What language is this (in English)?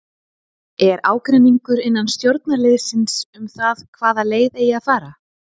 Icelandic